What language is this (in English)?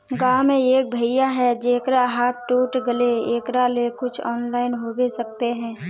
Magahi